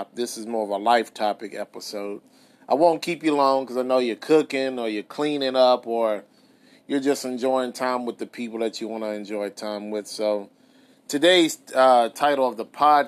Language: English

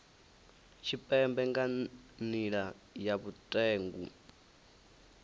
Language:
Venda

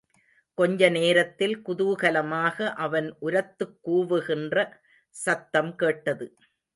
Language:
Tamil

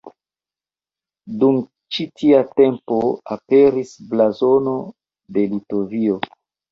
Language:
Esperanto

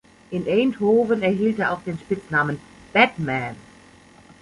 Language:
German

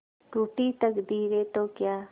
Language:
Hindi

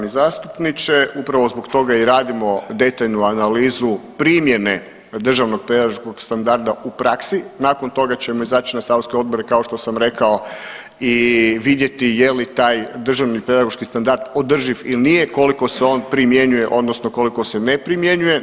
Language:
Croatian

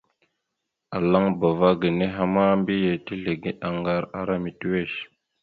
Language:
Mada (Cameroon)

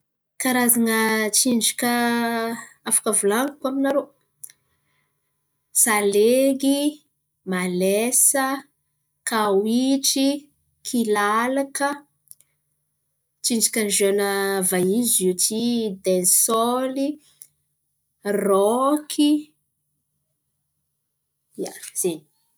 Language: Antankarana Malagasy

